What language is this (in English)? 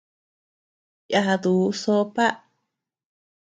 Tepeuxila Cuicatec